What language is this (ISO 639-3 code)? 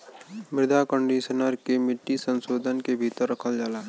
bho